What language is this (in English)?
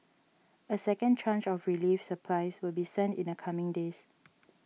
English